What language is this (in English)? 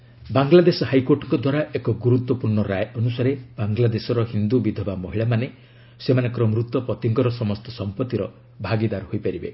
Odia